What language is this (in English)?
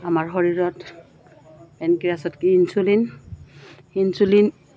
Assamese